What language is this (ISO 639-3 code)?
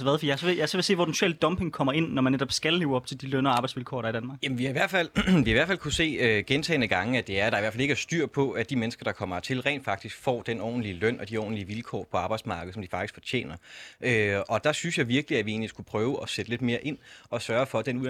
dan